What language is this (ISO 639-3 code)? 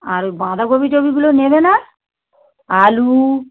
ben